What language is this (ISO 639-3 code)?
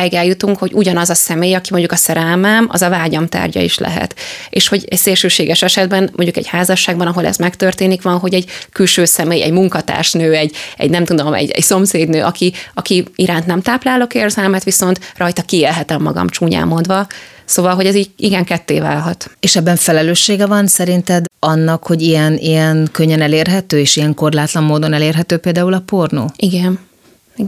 hun